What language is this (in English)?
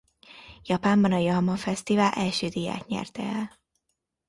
Hungarian